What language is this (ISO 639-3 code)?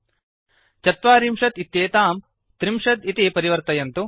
san